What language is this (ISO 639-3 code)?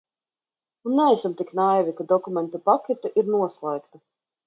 lav